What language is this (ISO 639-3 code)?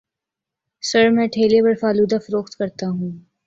urd